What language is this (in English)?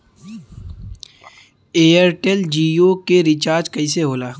Bhojpuri